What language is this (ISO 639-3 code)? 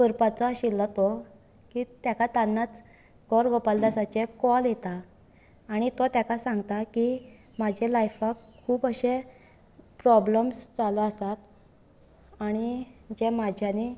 kok